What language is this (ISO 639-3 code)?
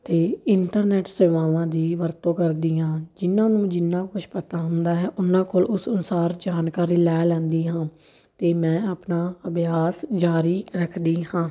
pan